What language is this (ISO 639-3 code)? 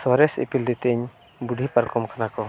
sat